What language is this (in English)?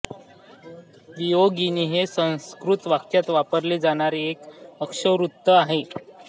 Marathi